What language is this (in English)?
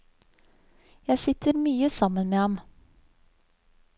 Norwegian